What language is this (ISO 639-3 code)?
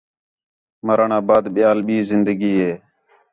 xhe